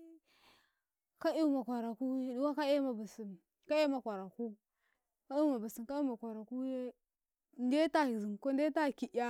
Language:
Karekare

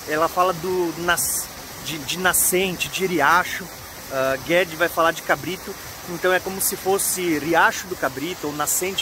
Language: Portuguese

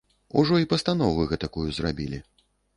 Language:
Belarusian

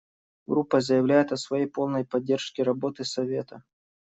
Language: Russian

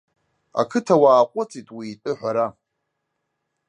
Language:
Abkhazian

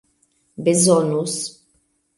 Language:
Esperanto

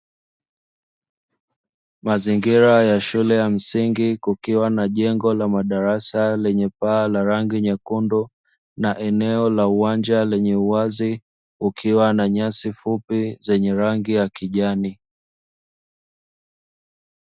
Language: Swahili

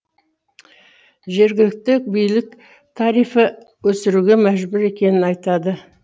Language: Kazakh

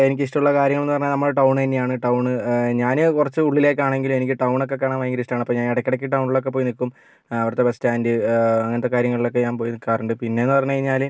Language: Malayalam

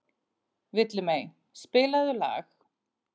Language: Icelandic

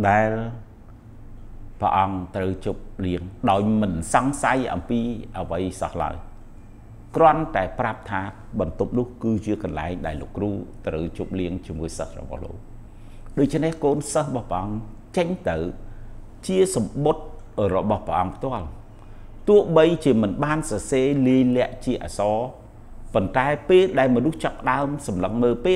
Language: Vietnamese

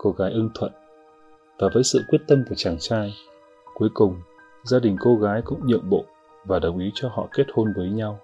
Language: Vietnamese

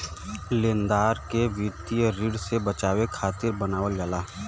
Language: Bhojpuri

